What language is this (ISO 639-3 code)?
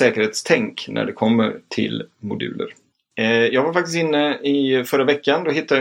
swe